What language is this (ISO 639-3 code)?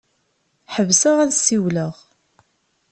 kab